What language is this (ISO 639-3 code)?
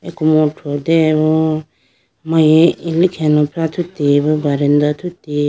clk